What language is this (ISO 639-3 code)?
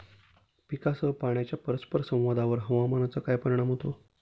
mar